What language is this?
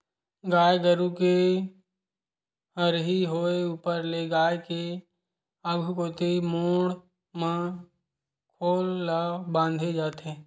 Chhattisgarhi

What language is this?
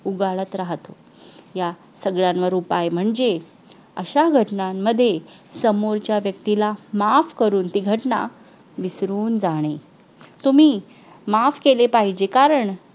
Marathi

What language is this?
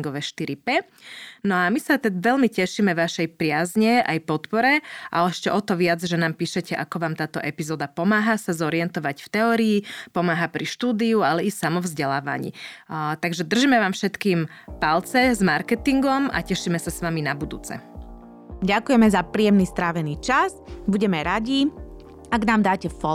Slovak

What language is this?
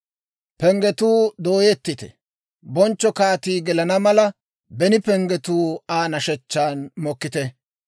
Dawro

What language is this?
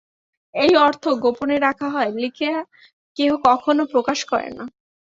Bangla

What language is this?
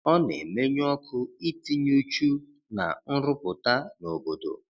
Igbo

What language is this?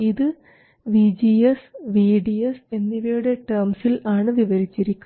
Malayalam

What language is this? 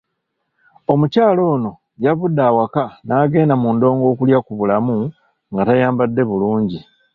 Ganda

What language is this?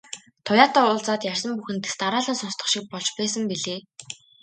Mongolian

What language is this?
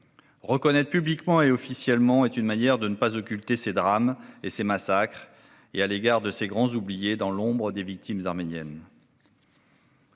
French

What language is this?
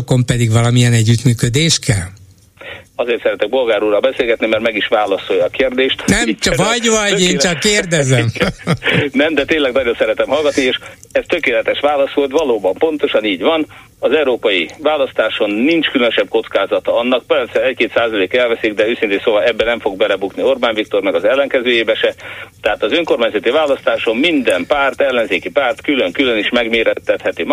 Hungarian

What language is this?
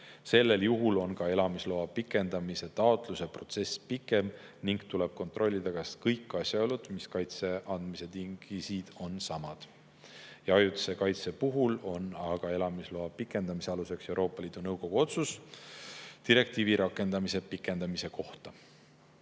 Estonian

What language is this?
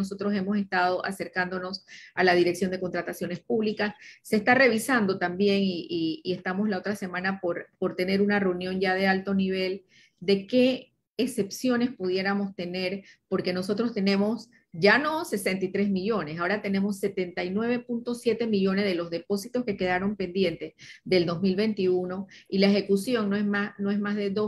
Spanish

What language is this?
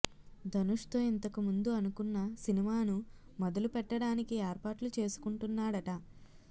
Telugu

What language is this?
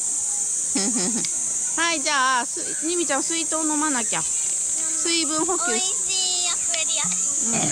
Japanese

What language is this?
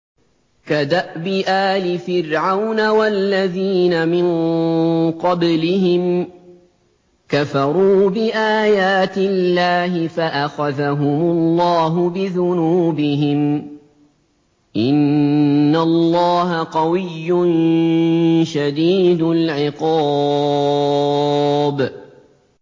Arabic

